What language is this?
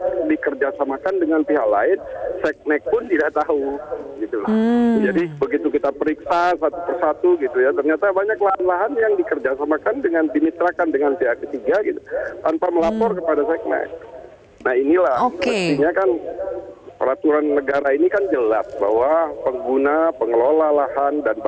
Indonesian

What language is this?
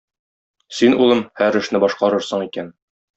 Tatar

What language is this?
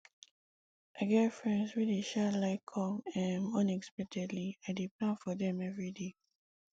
Nigerian Pidgin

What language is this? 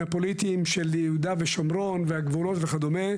Hebrew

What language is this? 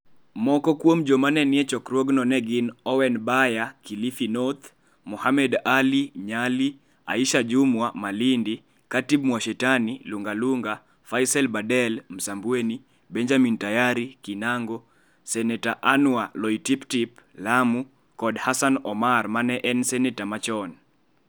Luo (Kenya and Tanzania)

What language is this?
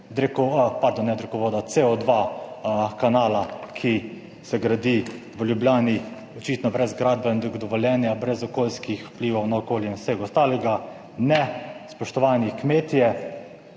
Slovenian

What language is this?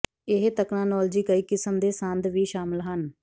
Punjabi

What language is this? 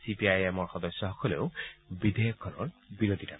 Assamese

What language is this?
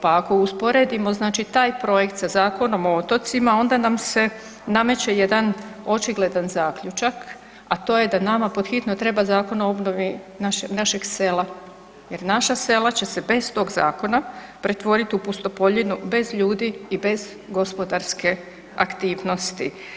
Croatian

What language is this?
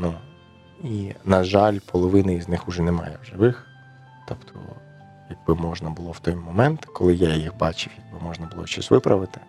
Ukrainian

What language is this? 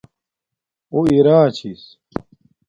Domaaki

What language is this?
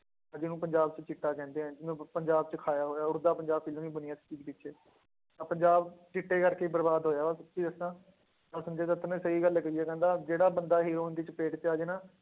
Punjabi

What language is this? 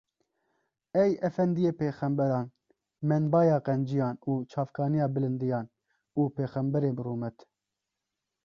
Kurdish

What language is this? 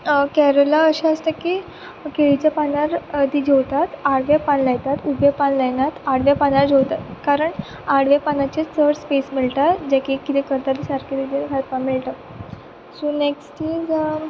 Konkani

